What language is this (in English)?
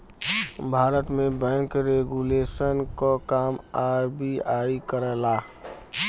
Bhojpuri